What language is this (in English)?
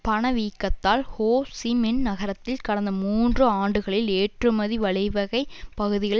Tamil